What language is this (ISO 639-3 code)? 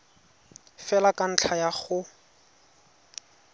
tsn